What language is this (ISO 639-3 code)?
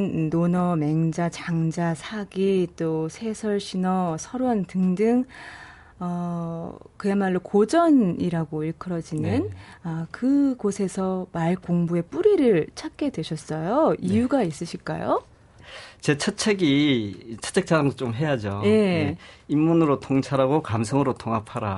kor